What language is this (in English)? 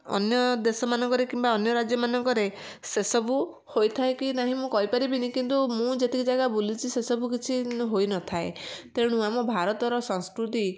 Odia